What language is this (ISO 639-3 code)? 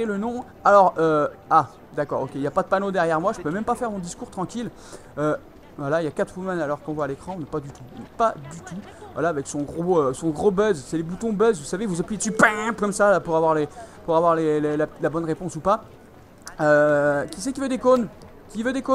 fra